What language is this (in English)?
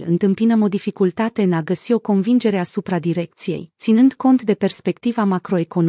Romanian